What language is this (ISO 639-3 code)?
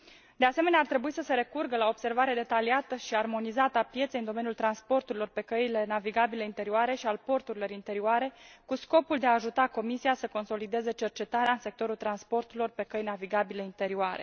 ron